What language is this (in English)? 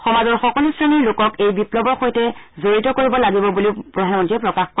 Assamese